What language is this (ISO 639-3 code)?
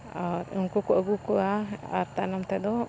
sat